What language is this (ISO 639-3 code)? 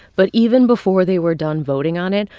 eng